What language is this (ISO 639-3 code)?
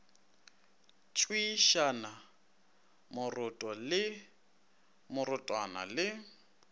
nso